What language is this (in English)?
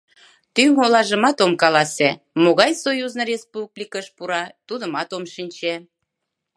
Mari